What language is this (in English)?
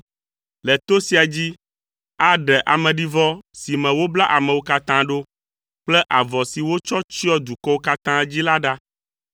Ewe